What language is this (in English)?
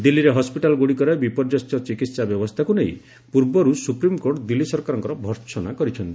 Odia